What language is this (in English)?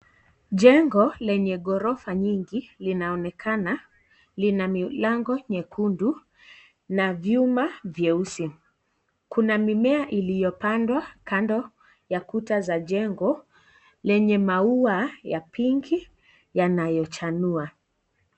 Swahili